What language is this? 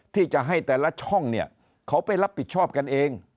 Thai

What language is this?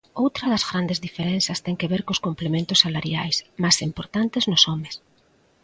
Galician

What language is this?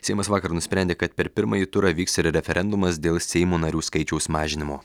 Lithuanian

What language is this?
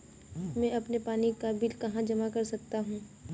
Hindi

